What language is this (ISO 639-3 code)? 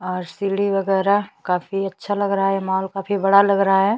hin